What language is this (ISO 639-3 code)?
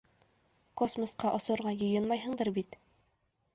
bak